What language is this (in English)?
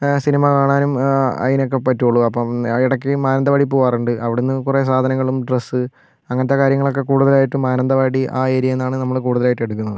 Malayalam